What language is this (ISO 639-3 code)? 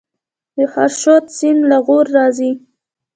pus